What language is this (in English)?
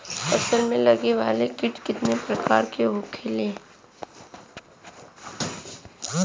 Bhojpuri